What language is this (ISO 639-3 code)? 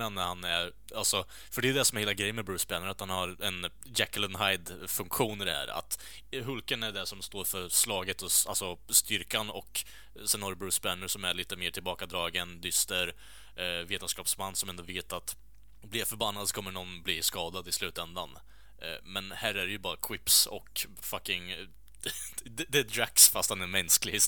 swe